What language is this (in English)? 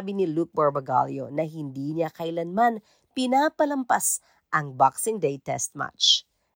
Filipino